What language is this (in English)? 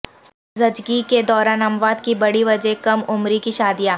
Urdu